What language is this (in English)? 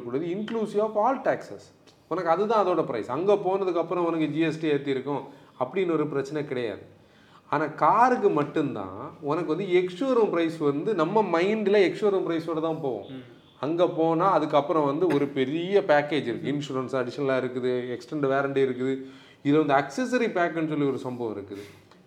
Tamil